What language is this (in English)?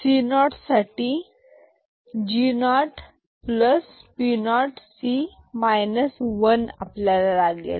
Marathi